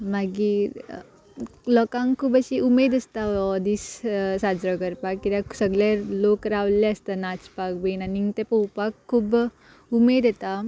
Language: Konkani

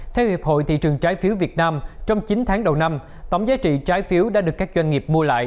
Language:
Vietnamese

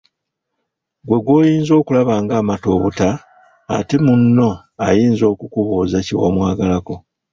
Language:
Ganda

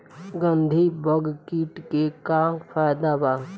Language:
Bhojpuri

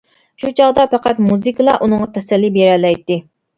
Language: Uyghur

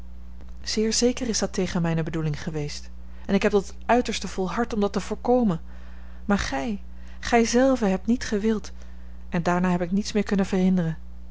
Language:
Dutch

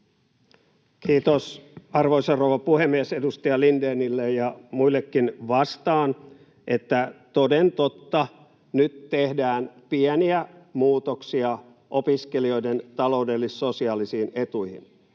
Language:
Finnish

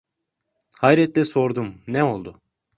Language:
Turkish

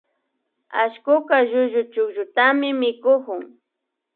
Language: Imbabura Highland Quichua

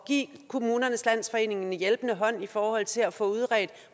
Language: Danish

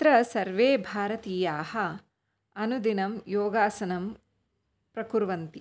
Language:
Sanskrit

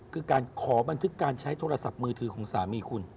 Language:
Thai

